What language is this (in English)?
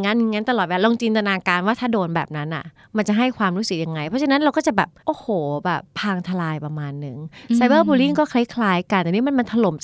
Thai